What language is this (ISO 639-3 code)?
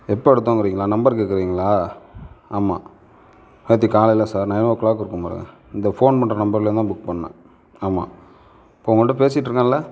tam